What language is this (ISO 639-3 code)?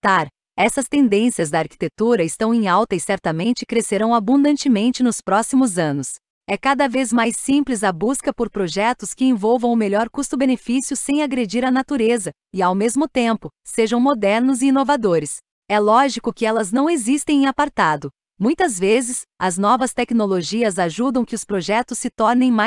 por